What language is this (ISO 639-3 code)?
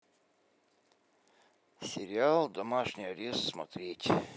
rus